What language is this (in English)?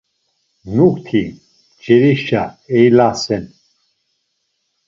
Laz